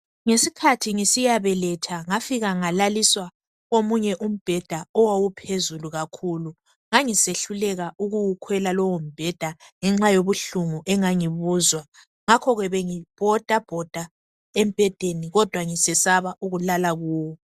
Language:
North Ndebele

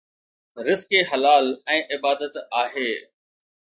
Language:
Sindhi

